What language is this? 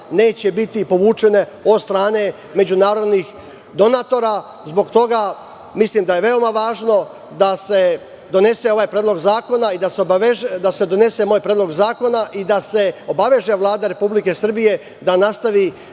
Serbian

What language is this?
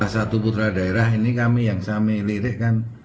Indonesian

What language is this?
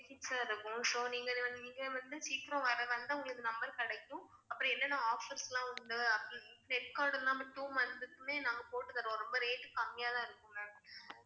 Tamil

